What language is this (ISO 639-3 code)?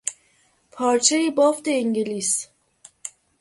fas